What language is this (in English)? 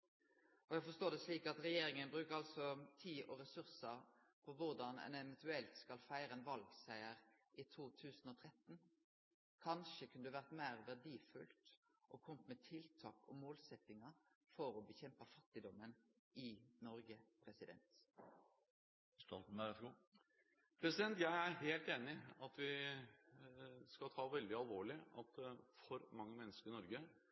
Norwegian